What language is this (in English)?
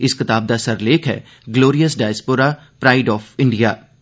Dogri